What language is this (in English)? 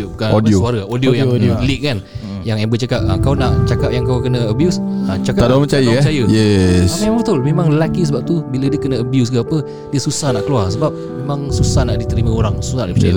Malay